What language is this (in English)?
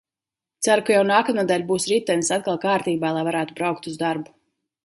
Latvian